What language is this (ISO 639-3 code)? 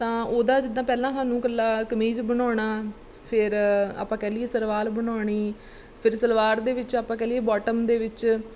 pan